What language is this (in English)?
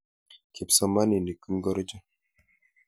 Kalenjin